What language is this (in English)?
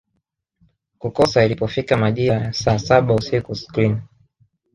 Swahili